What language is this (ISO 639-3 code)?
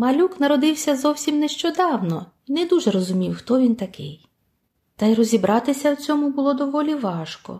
ukr